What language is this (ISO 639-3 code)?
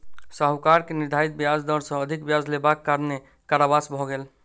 mai